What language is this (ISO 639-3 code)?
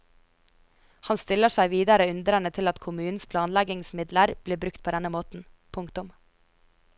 nor